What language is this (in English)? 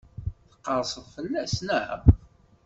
Kabyle